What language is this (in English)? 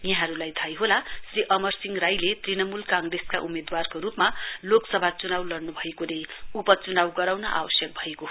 Nepali